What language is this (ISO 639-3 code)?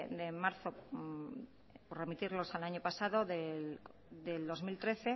spa